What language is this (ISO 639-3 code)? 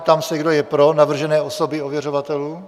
ces